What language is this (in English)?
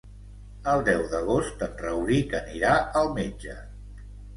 Catalan